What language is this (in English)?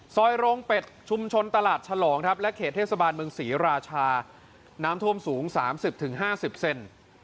Thai